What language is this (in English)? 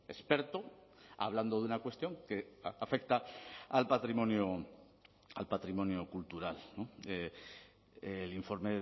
Spanish